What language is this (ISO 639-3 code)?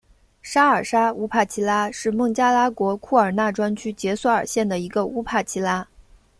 zho